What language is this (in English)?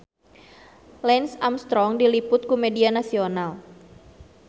Sundanese